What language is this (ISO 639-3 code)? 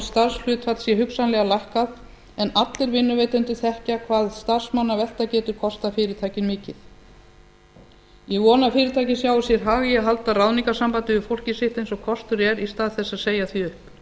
isl